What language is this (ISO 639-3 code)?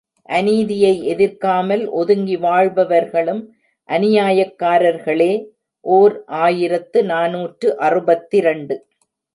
tam